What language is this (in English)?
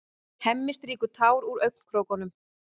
Icelandic